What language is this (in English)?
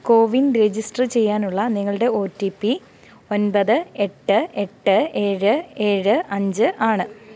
Malayalam